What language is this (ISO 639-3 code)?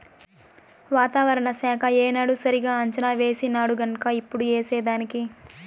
tel